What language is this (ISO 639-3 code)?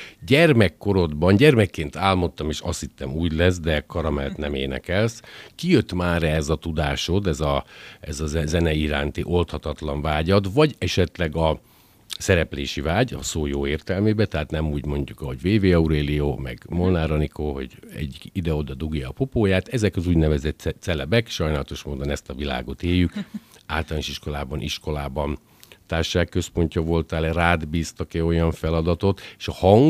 hun